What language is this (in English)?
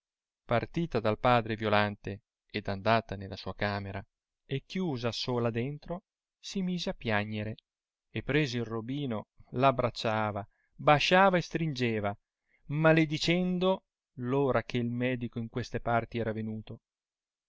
Italian